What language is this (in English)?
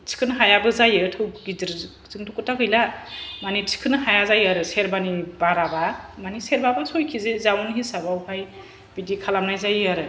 Bodo